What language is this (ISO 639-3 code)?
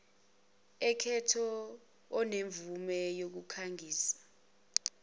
zul